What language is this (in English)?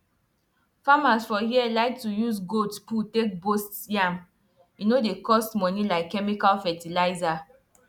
Nigerian Pidgin